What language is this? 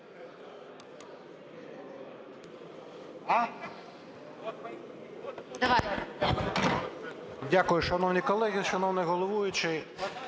Ukrainian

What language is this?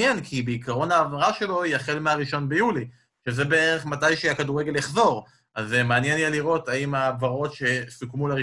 Hebrew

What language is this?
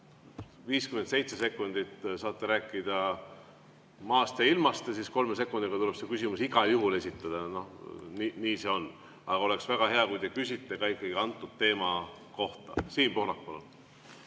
Estonian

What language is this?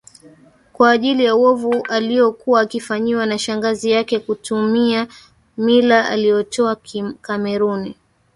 Swahili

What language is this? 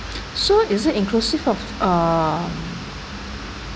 English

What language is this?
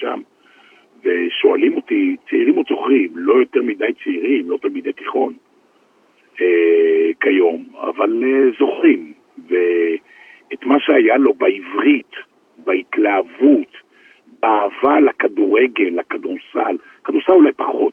Hebrew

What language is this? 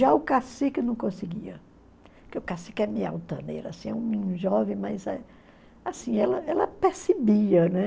Portuguese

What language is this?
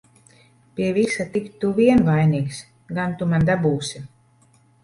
Latvian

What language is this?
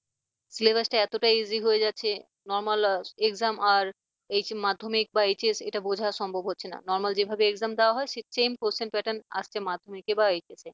Bangla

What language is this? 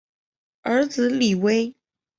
Chinese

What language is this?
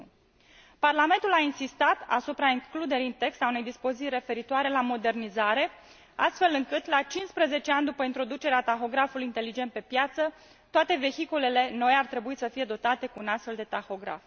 Romanian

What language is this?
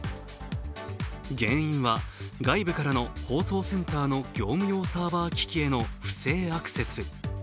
Japanese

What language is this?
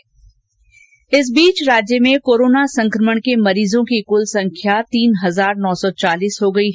Hindi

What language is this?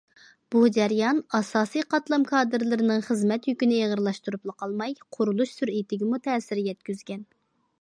Uyghur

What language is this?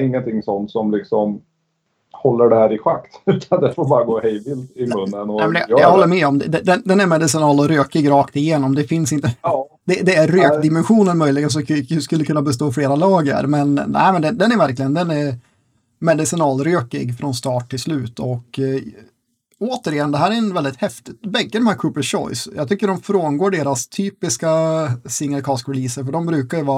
Swedish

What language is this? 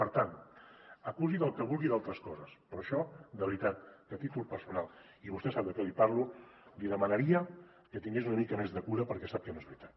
Catalan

